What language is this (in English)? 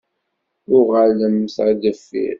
Kabyle